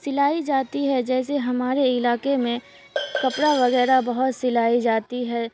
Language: Urdu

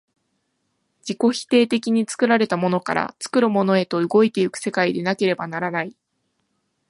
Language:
Japanese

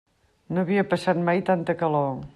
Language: Catalan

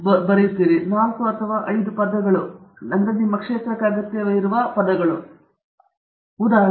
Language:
Kannada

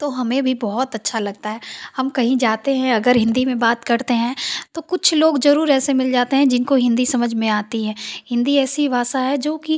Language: Hindi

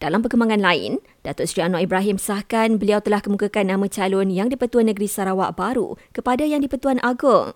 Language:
Malay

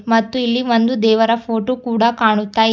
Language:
Kannada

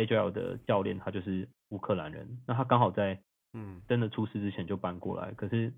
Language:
Chinese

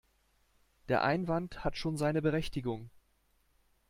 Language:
German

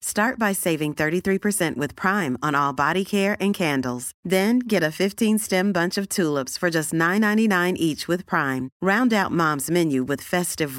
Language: Swedish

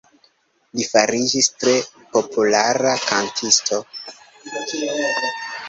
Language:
Esperanto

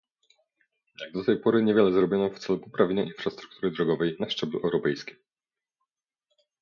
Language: Polish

